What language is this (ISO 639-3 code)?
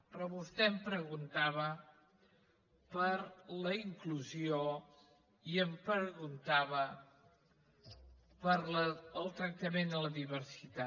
cat